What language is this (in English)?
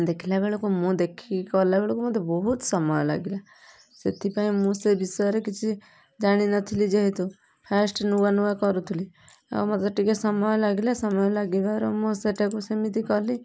Odia